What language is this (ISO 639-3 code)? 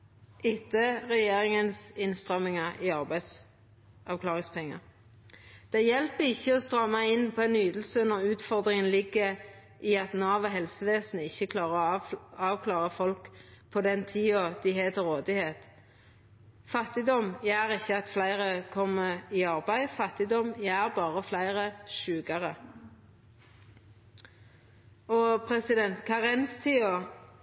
nno